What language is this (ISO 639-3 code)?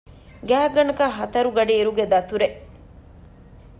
div